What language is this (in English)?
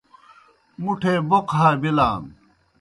Kohistani Shina